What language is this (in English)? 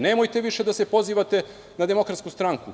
Serbian